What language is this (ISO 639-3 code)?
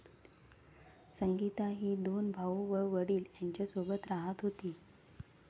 mar